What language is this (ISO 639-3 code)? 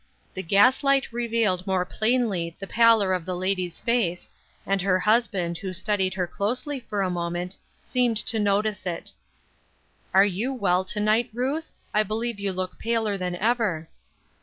eng